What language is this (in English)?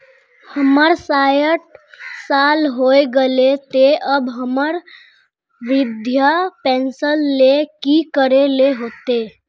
Magahi